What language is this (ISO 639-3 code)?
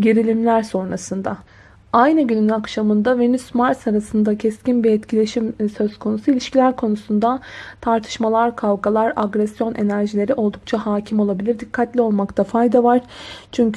tur